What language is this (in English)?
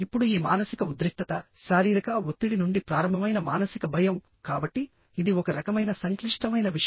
Telugu